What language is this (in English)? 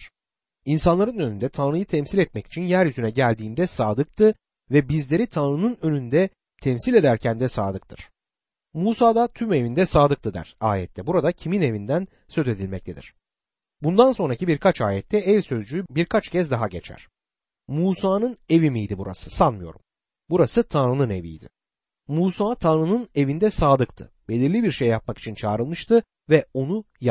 Turkish